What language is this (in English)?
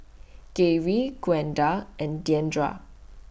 English